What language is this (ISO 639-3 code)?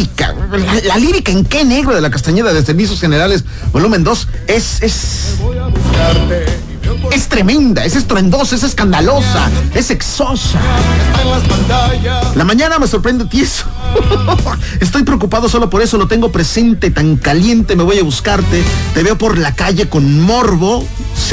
spa